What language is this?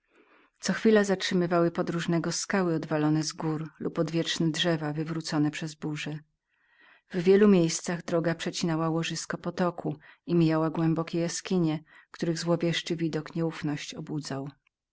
Polish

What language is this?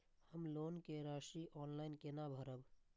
Maithili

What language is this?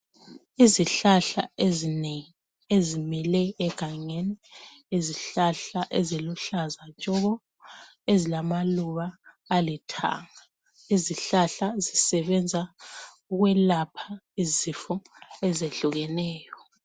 North Ndebele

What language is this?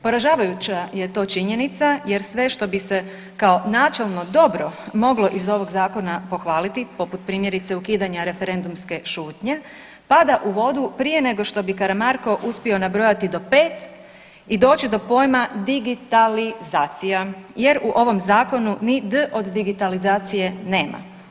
Croatian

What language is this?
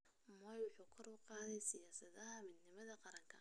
Somali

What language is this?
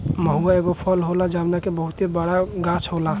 Bhojpuri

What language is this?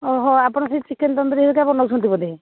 Odia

